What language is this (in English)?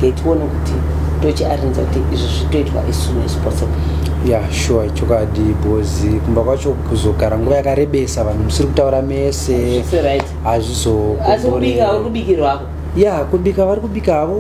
English